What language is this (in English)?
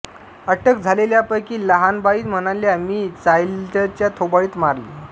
Marathi